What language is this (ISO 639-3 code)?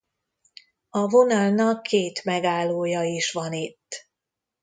hun